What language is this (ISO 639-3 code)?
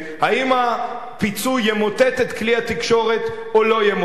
heb